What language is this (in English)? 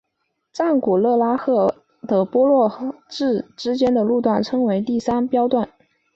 Chinese